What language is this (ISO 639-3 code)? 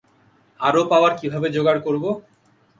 ben